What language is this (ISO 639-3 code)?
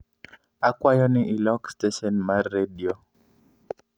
luo